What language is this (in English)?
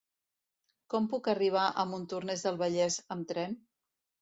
Catalan